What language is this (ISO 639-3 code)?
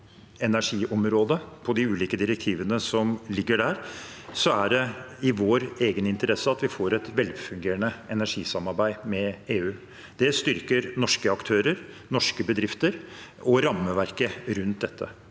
nor